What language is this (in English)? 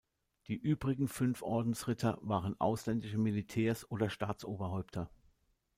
German